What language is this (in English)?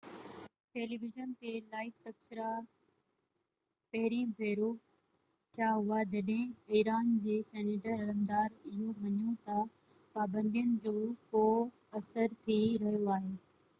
Sindhi